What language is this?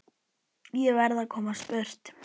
Icelandic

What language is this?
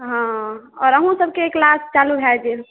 Maithili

